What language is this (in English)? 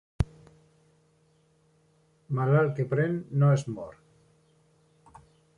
Catalan